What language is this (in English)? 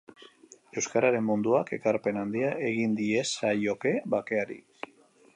Basque